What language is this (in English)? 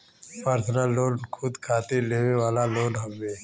Bhojpuri